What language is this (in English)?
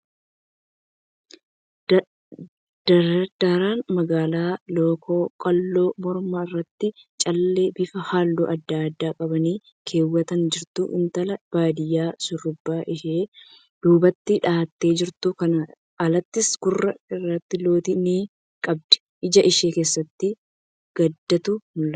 Oromo